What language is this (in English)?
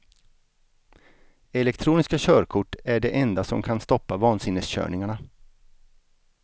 Swedish